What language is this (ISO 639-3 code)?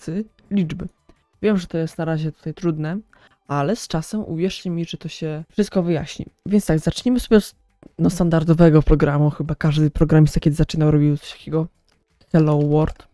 pol